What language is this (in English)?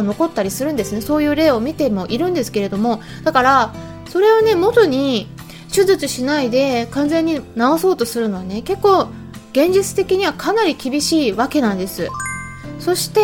Japanese